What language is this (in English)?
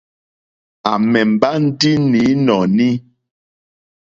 Mokpwe